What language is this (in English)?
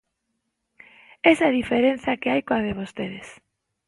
Galician